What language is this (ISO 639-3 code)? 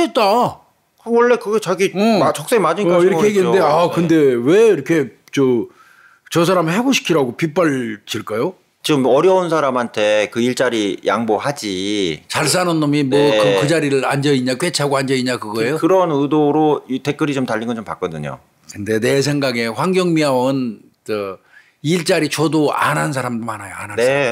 kor